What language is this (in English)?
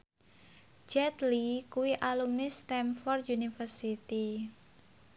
Javanese